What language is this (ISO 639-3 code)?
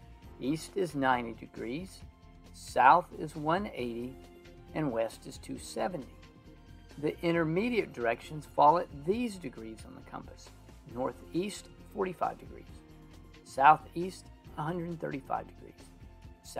eng